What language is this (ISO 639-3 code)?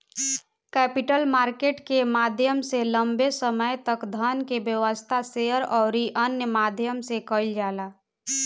bho